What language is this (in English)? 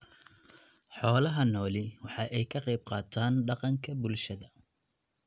Somali